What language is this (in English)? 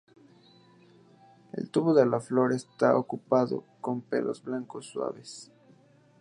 Spanish